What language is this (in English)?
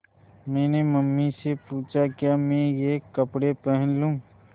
Hindi